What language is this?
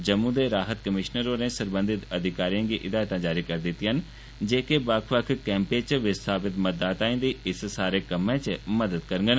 Dogri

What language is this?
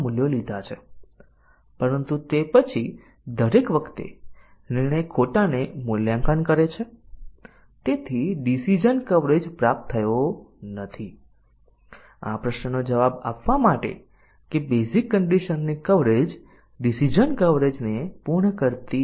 Gujarati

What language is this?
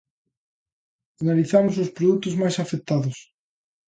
Galician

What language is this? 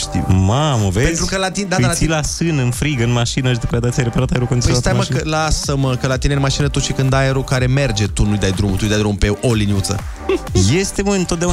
Romanian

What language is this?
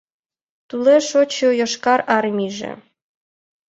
Mari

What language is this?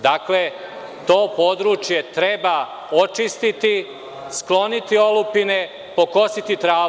Serbian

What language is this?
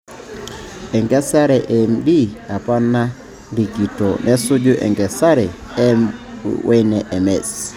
Masai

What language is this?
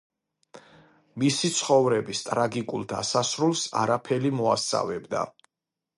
Georgian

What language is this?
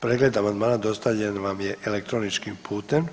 Croatian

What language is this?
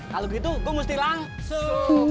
Indonesian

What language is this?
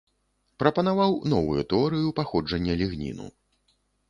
Belarusian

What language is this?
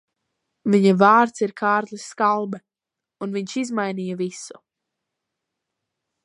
Latvian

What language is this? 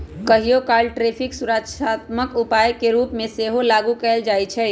Magahi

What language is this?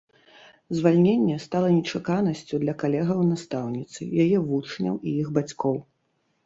Belarusian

